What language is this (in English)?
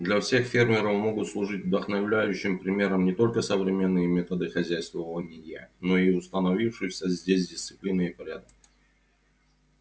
Russian